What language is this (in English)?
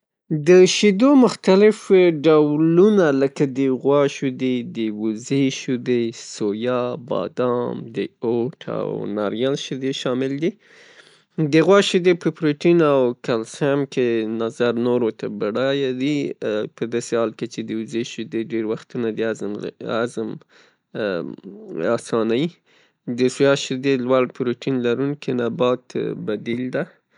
Pashto